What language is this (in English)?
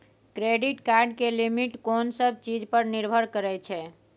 Maithili